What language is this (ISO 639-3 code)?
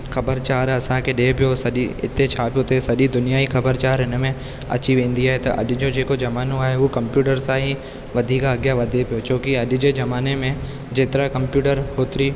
snd